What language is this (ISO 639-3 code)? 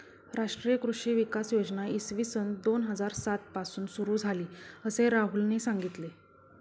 mar